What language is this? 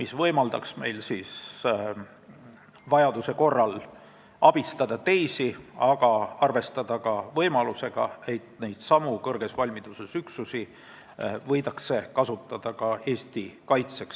Estonian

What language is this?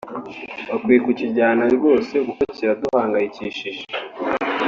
Kinyarwanda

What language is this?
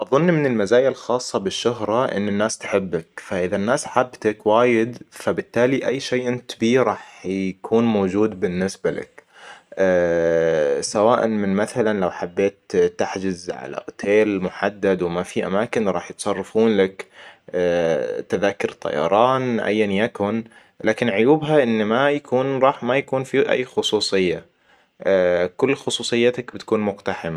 Hijazi Arabic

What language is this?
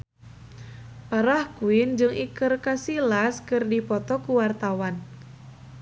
Sundanese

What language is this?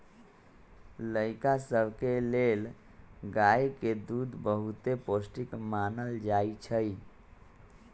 Magahi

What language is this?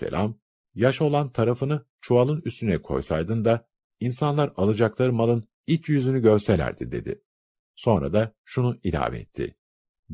Turkish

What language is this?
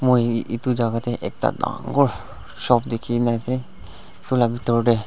Naga Pidgin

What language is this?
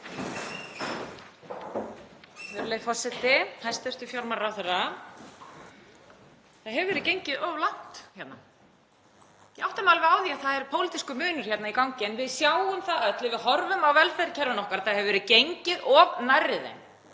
Icelandic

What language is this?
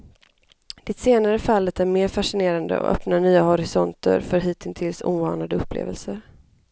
Swedish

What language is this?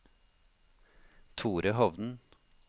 Norwegian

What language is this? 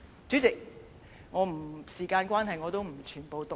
Cantonese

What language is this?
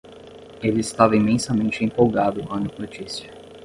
Portuguese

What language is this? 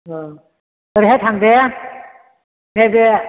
Bodo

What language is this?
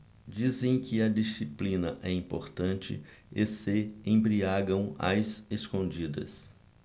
Portuguese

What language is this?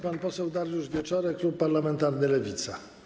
Polish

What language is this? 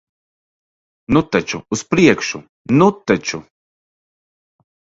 Latvian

